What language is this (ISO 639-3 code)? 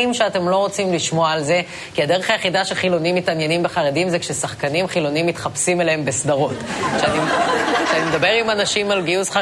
heb